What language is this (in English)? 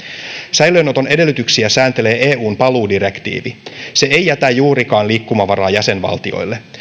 Finnish